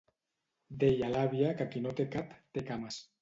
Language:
Catalan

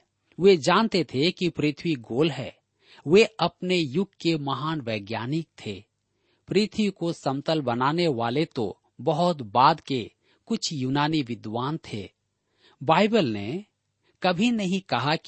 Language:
Hindi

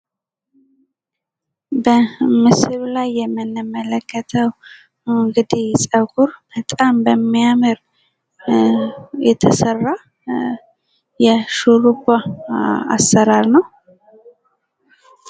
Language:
Amharic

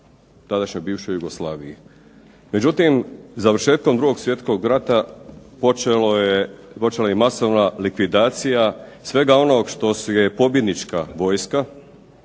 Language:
Croatian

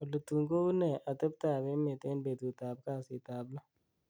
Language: Kalenjin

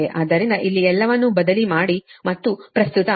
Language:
Kannada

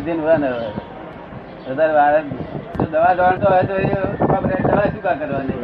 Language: Gujarati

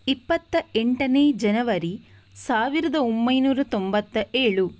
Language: Kannada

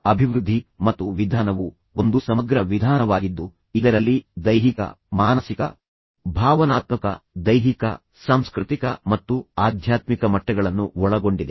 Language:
Kannada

